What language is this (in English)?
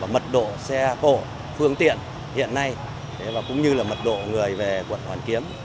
Vietnamese